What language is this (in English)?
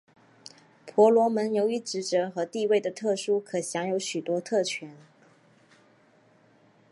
Chinese